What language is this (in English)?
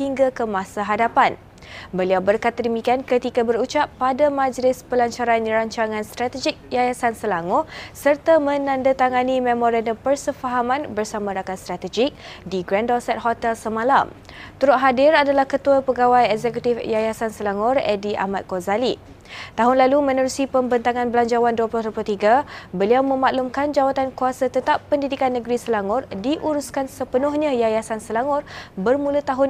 Malay